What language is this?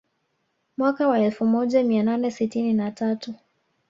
Swahili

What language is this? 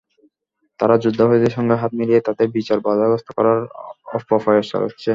Bangla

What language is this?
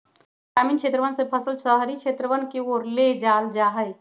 Magahi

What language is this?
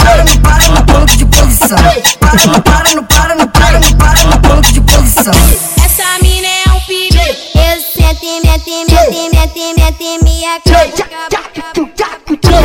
Portuguese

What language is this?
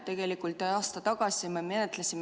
Estonian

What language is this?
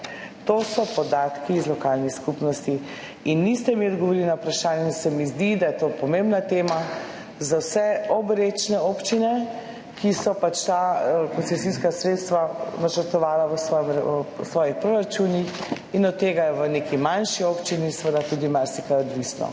Slovenian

